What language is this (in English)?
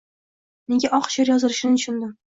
Uzbek